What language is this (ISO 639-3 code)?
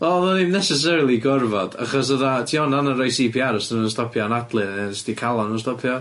cym